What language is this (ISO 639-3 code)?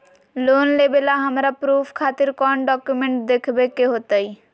mag